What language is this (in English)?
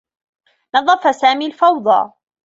Arabic